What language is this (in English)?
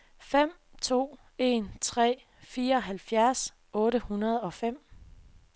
Danish